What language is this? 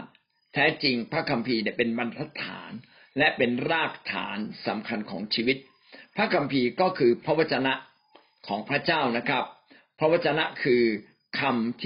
Thai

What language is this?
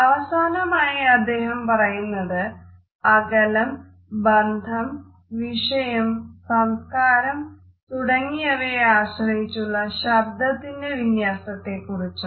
Malayalam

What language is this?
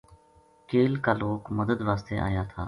Gujari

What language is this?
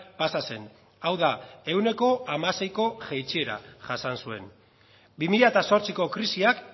Basque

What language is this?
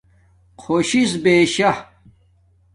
Domaaki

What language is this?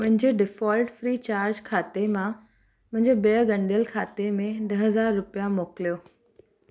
Sindhi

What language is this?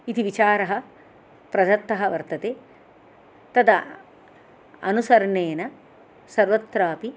Sanskrit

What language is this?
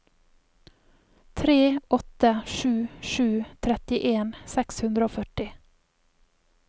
Norwegian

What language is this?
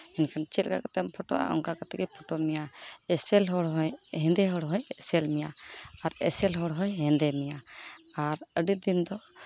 Santali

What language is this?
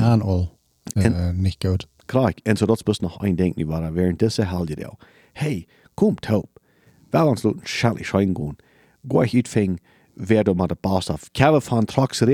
German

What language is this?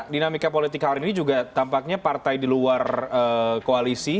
Indonesian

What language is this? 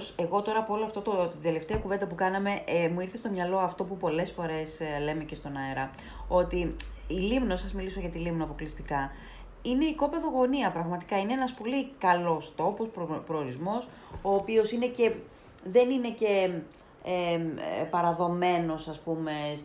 Greek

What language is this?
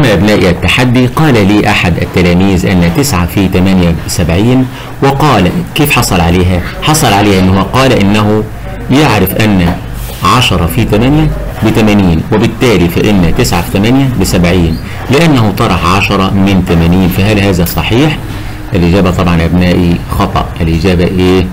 Arabic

